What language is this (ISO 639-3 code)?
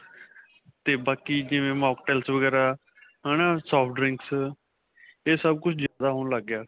pan